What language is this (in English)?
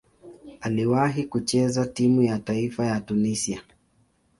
Swahili